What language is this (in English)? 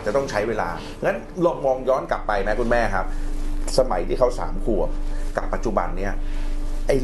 Thai